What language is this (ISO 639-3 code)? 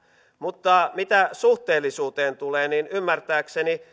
fin